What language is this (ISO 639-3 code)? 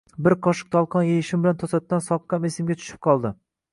uzb